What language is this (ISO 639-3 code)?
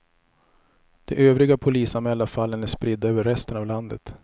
swe